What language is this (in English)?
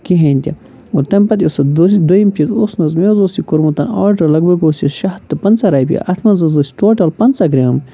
Kashmiri